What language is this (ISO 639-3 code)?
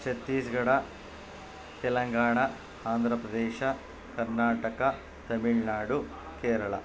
kan